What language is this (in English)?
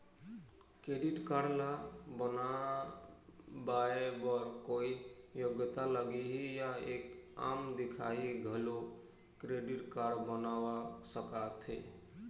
Chhattisgarhi